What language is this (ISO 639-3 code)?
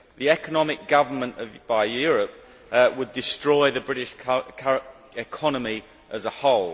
eng